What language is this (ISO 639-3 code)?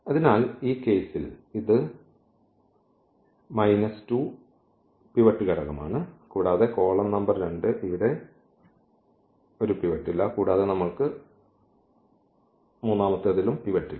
mal